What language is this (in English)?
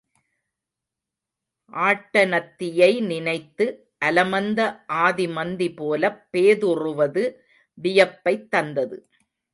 Tamil